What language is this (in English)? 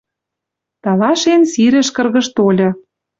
Western Mari